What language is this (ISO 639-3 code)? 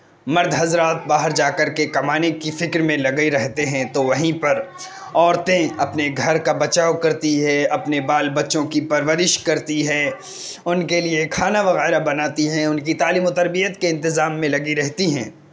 urd